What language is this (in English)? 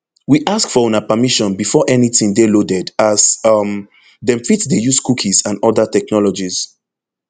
Nigerian Pidgin